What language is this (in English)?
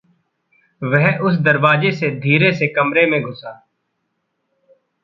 Hindi